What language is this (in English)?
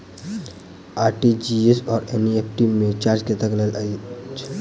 Maithili